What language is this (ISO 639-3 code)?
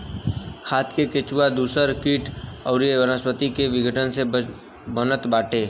bho